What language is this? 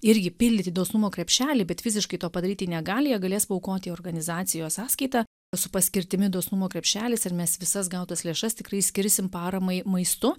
Lithuanian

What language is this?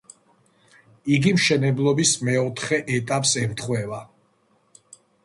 Georgian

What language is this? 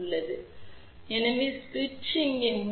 Tamil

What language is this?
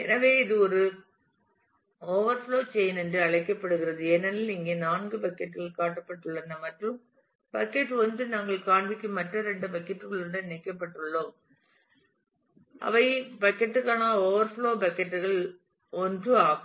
Tamil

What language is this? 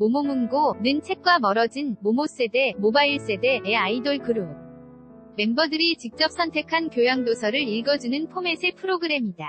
Korean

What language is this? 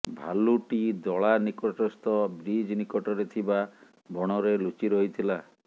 Odia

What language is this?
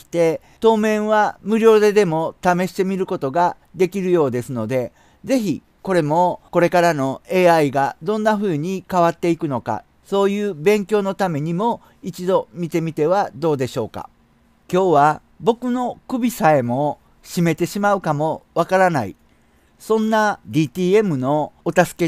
Japanese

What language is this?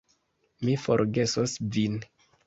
Esperanto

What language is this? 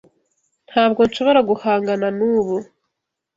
Kinyarwanda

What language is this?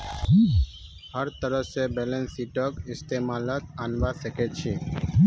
Magahi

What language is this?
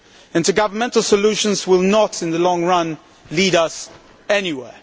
English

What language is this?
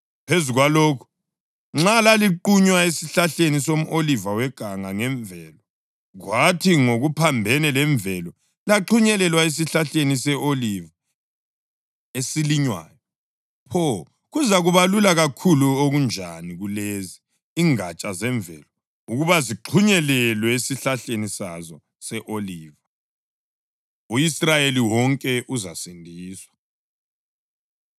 North Ndebele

